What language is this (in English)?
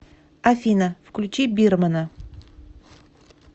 Russian